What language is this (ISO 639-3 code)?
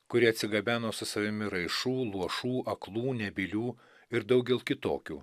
lit